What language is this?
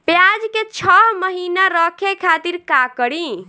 Bhojpuri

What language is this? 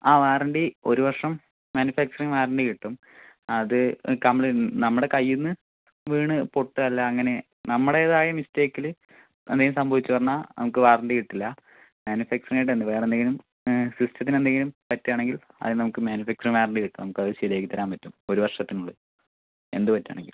Malayalam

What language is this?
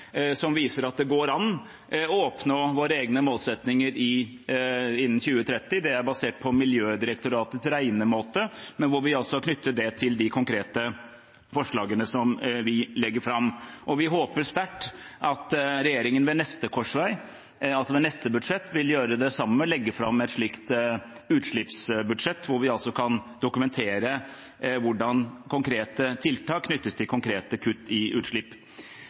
Norwegian Bokmål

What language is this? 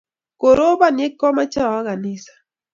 Kalenjin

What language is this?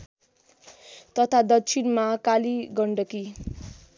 Nepali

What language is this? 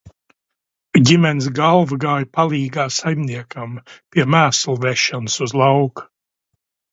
Latvian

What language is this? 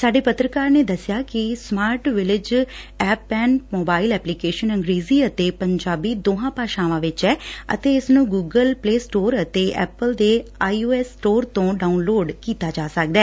Punjabi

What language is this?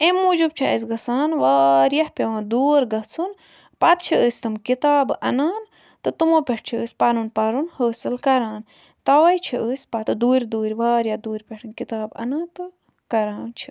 Kashmiri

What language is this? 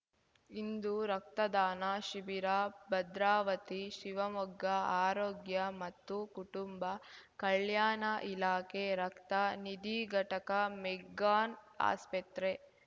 Kannada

